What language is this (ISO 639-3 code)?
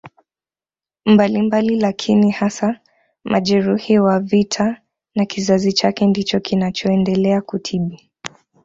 swa